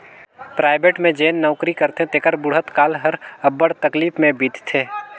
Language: Chhattisgarhi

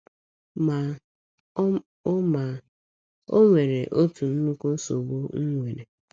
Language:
Igbo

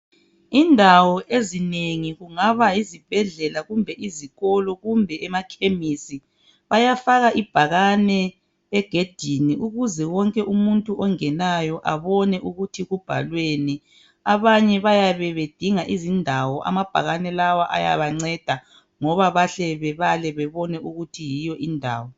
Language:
North Ndebele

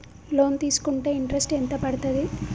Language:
Telugu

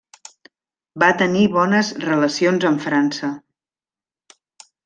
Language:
Catalan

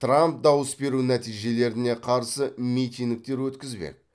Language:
Kazakh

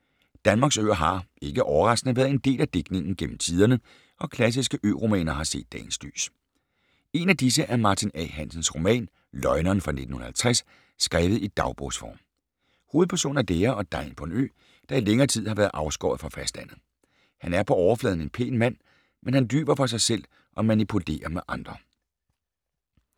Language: Danish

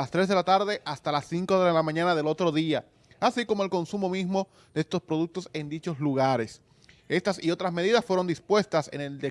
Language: Spanish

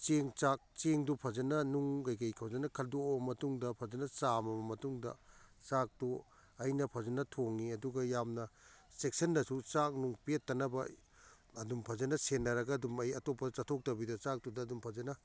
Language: Manipuri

